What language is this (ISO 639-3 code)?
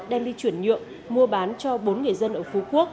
vie